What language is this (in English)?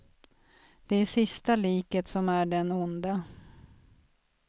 Swedish